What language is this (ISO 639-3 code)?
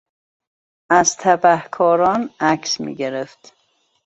fas